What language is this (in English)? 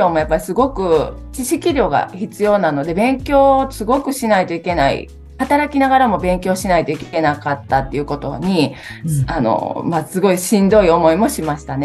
Japanese